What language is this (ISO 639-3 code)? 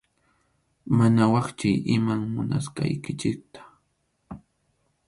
qxu